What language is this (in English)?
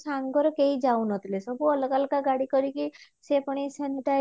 Odia